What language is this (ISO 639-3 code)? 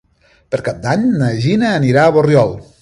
cat